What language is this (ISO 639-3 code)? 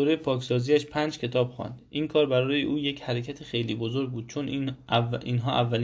fas